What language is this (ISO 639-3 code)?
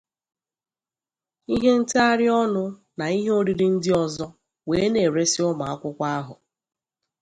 ibo